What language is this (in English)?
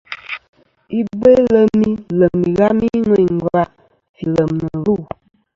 Kom